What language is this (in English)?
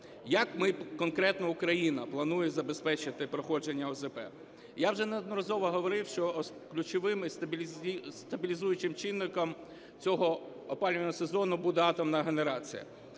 Ukrainian